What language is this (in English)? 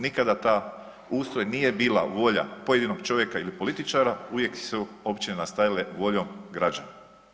Croatian